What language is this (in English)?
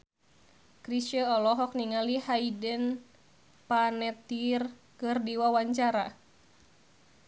Sundanese